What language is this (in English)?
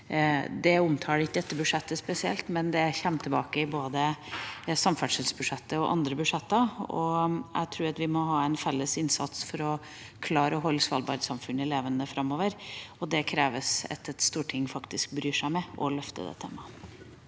Norwegian